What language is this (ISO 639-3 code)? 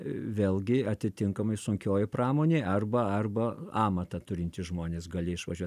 lit